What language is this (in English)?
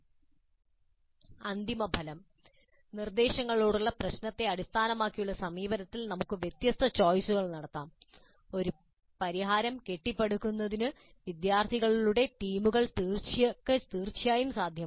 Malayalam